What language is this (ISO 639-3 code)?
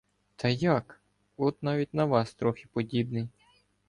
ukr